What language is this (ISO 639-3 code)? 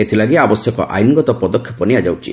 ori